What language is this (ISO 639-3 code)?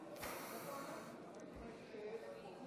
heb